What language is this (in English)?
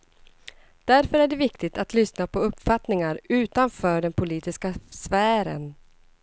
Swedish